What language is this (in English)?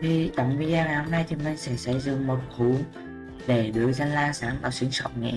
Vietnamese